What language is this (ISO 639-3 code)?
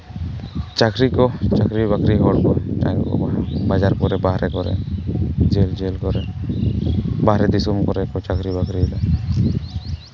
sat